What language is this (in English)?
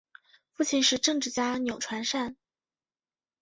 Chinese